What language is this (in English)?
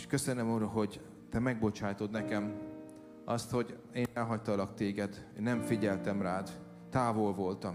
Hungarian